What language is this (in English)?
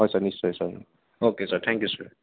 Assamese